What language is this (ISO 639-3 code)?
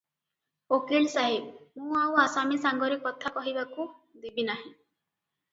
ori